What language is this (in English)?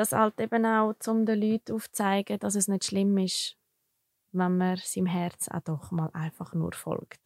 German